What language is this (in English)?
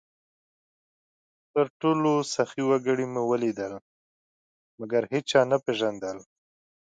Pashto